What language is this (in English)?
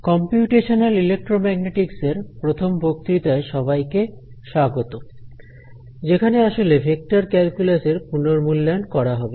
Bangla